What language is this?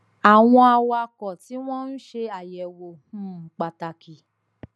Yoruba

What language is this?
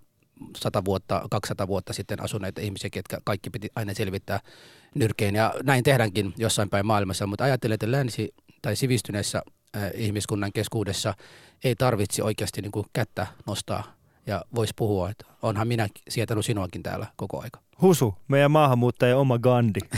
Finnish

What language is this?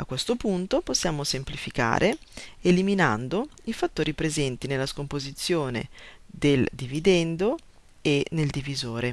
Italian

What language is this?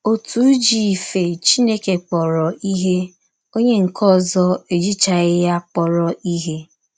Igbo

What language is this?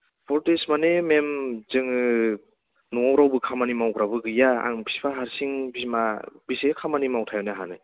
Bodo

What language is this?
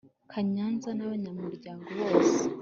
Kinyarwanda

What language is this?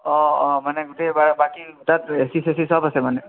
Assamese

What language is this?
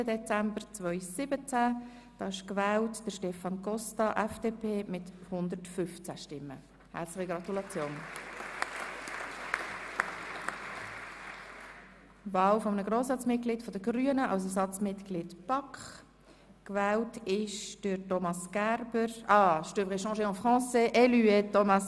Swiss German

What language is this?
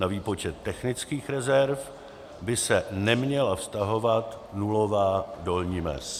Czech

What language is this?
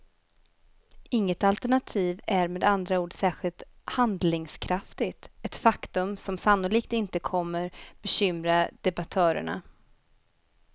Swedish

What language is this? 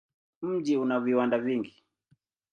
Swahili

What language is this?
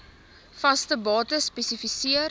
Afrikaans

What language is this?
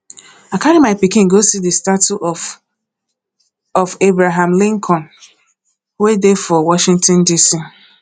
Nigerian Pidgin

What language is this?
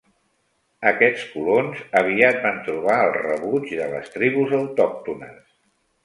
Catalan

